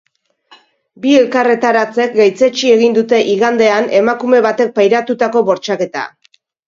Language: Basque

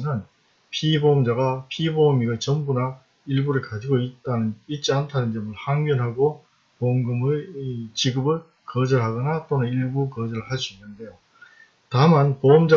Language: Korean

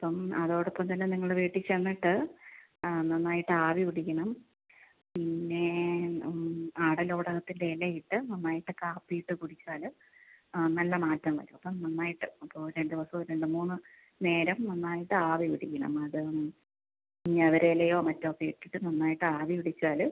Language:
Malayalam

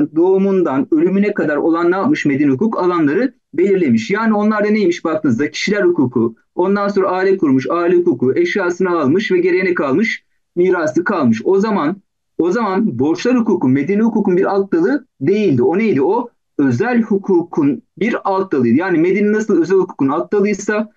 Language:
Turkish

